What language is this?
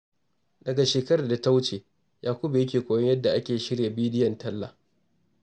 Hausa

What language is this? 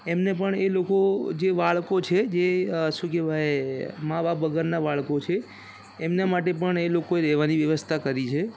Gujarati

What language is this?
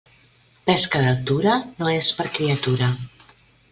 Catalan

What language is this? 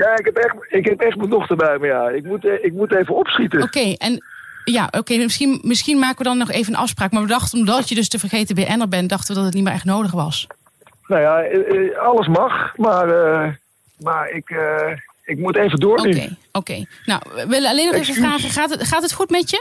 Dutch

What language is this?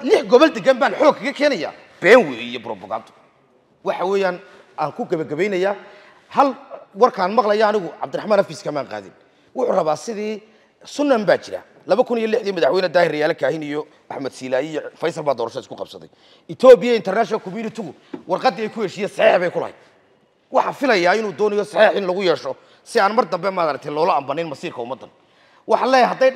Arabic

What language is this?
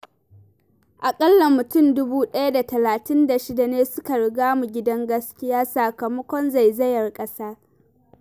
Hausa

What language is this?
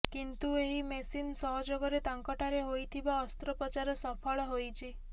Odia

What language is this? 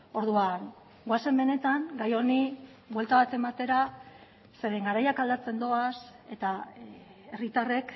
Basque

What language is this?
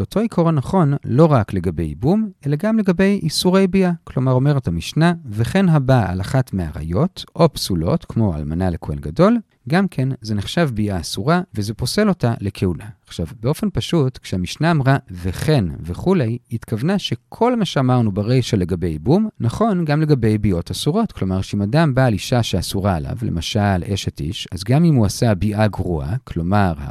Hebrew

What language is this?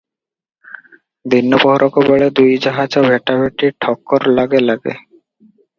Odia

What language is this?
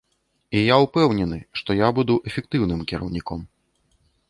Belarusian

